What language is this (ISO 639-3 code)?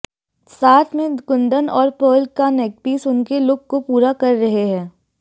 hin